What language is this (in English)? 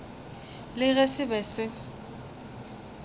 Northern Sotho